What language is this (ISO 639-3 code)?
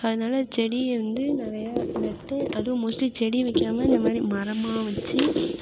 tam